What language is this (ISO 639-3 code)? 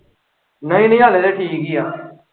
pan